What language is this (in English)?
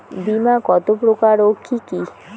Bangla